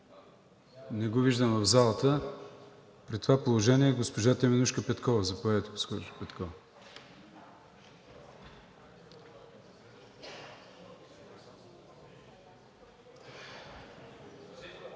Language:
Bulgarian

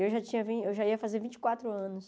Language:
Portuguese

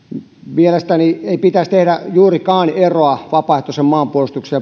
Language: Finnish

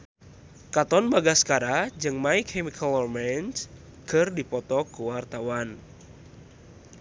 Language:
Sundanese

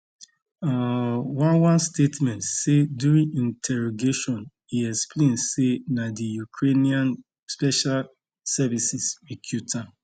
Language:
Nigerian Pidgin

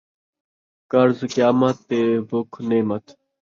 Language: Saraiki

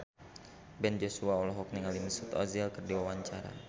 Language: Sundanese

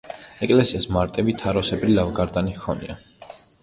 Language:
Georgian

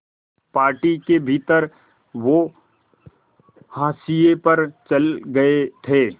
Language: Hindi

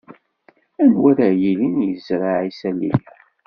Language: Kabyle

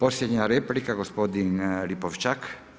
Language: Croatian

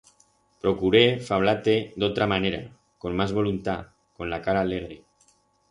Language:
Aragonese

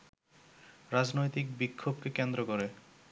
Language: Bangla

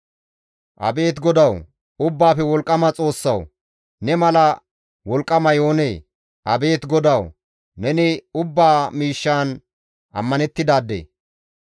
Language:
Gamo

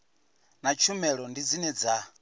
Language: Venda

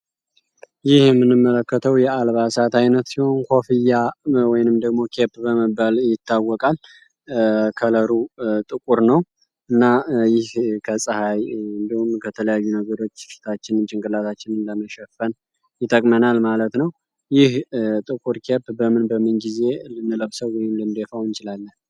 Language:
Amharic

